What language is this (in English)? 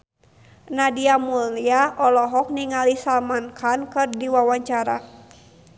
Sundanese